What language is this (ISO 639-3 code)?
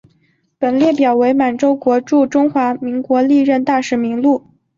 zho